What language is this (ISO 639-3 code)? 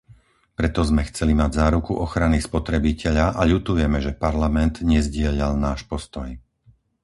slk